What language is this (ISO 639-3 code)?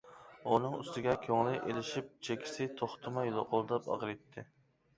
uig